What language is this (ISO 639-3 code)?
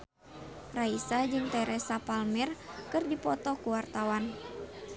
sun